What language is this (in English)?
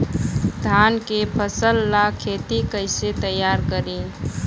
Bhojpuri